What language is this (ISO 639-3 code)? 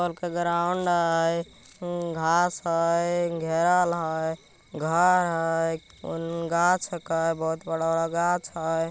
mag